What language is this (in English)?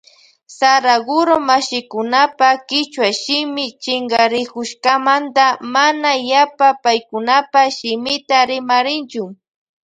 Loja Highland Quichua